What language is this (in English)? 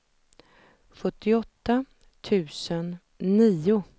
Swedish